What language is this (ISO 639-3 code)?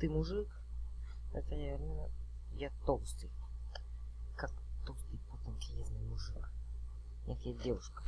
rus